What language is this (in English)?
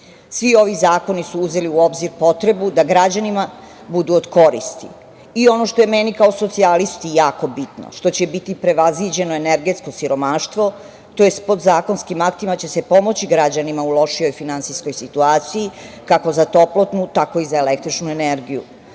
Serbian